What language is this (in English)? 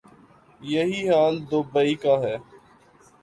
Urdu